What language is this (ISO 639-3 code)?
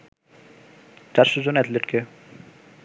ben